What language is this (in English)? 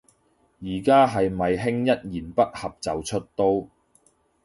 Cantonese